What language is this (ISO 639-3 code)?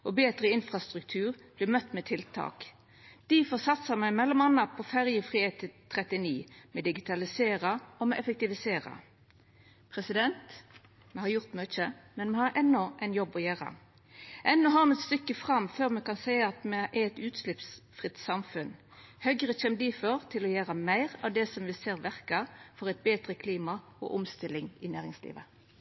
nno